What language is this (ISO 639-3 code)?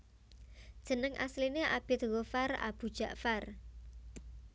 jav